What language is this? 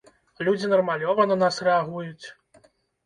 Belarusian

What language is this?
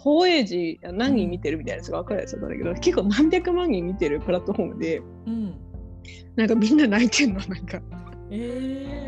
Japanese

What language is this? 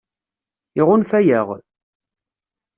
Kabyle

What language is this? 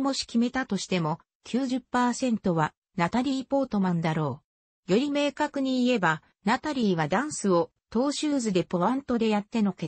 Japanese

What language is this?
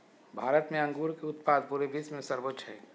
Magahi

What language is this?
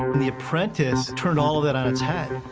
English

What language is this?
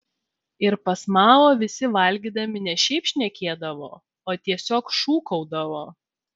Lithuanian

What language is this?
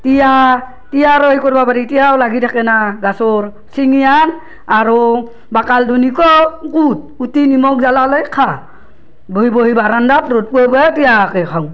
Assamese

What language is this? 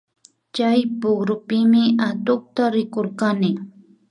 Imbabura Highland Quichua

